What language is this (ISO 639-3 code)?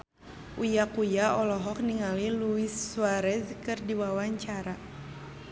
sun